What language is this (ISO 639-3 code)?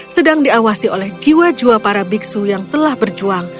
ind